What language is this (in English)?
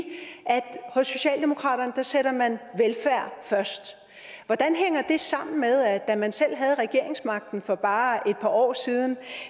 Danish